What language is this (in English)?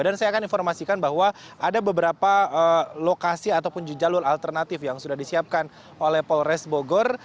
Indonesian